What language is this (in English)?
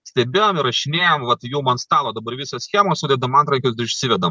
Lithuanian